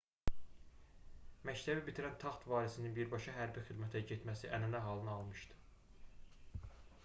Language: Azerbaijani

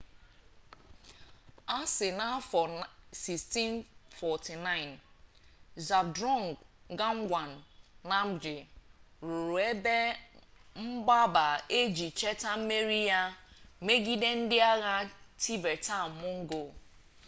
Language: Igbo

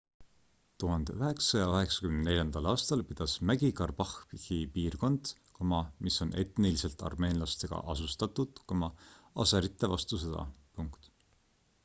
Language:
Estonian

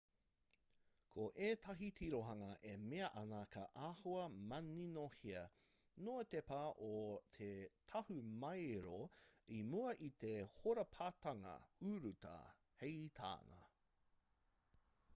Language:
Māori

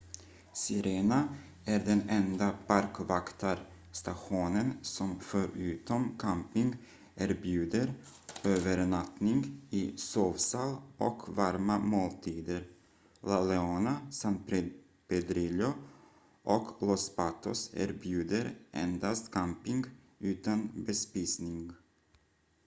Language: Swedish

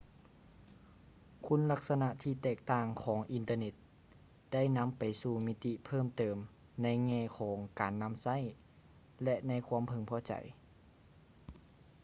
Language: Lao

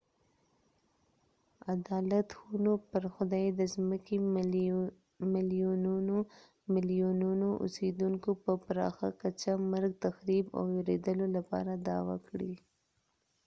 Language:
Pashto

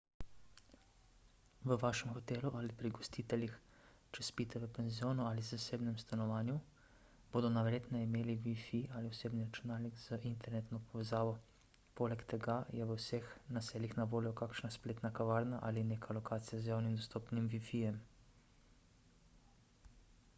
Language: Slovenian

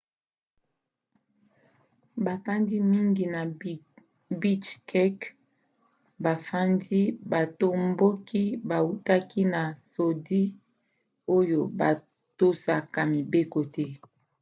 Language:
Lingala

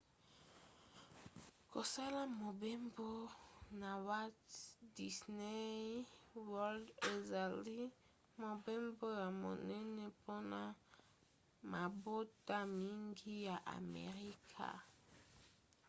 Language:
Lingala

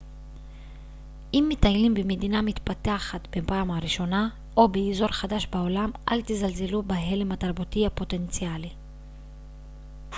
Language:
Hebrew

